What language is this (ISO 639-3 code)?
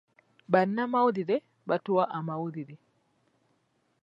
lug